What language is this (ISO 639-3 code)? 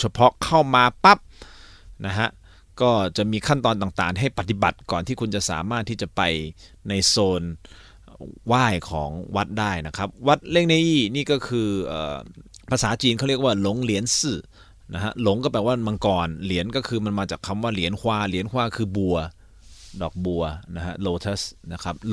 tha